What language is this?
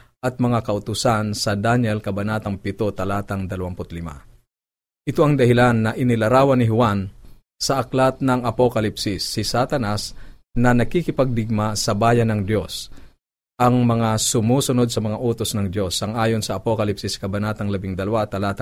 Filipino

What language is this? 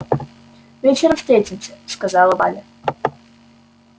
Russian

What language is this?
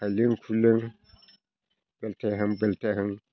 Bodo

